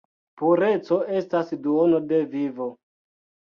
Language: Esperanto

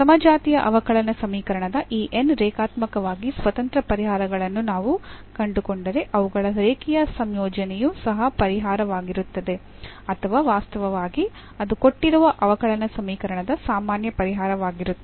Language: Kannada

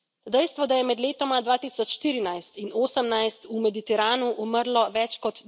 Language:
Slovenian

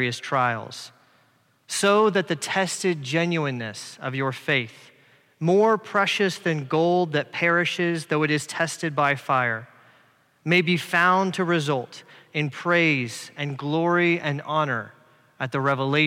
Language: English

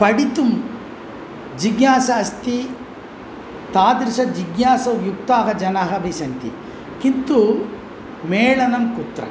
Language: Sanskrit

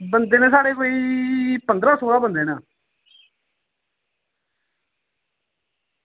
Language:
Dogri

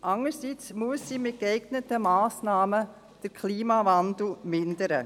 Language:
Swiss German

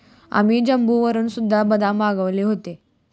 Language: Marathi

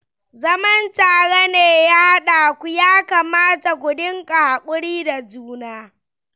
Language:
Hausa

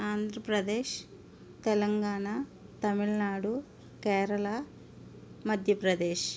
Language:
Telugu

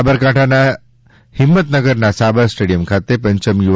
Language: Gujarati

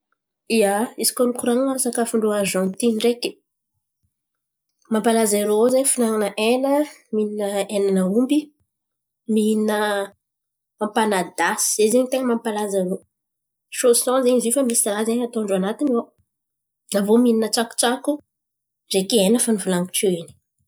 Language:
Antankarana Malagasy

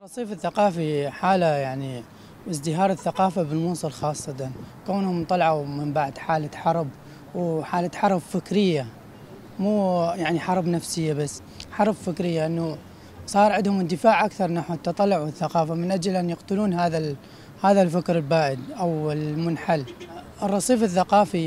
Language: Arabic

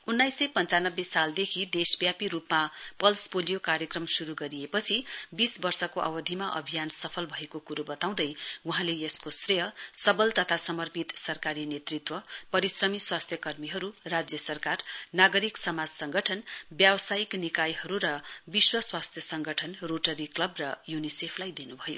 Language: Nepali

